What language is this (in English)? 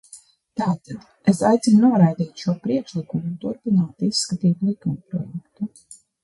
Latvian